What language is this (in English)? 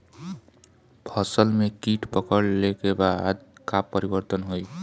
Bhojpuri